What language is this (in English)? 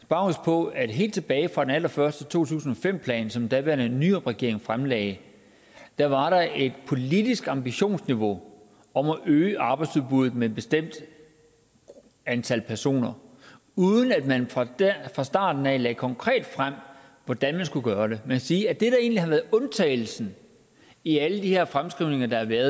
Danish